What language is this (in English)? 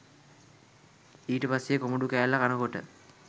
Sinhala